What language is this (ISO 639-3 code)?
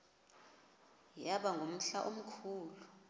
xho